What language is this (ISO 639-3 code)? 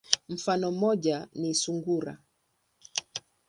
swa